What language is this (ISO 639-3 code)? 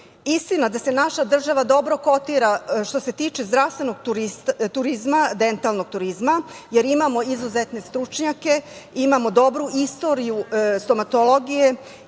srp